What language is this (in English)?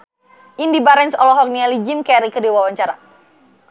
Sundanese